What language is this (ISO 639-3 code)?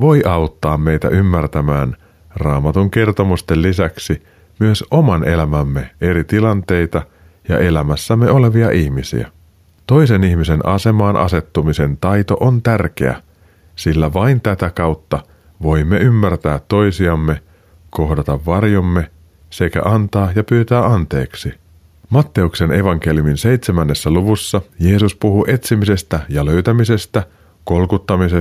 fin